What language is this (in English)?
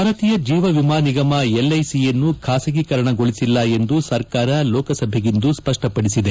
Kannada